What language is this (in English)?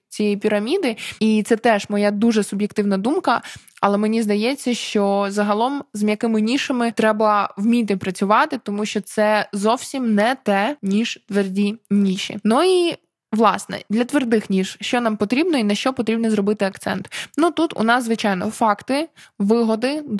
Ukrainian